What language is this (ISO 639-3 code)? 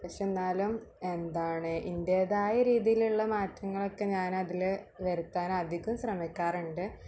mal